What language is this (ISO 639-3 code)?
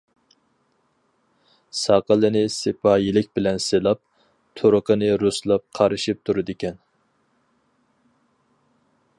uig